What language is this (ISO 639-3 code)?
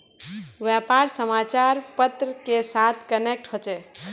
mag